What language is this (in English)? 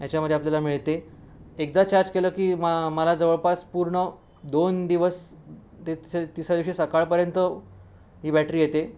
Marathi